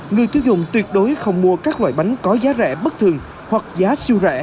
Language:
Vietnamese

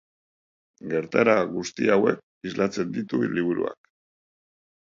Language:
Basque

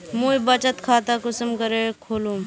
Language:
Magahi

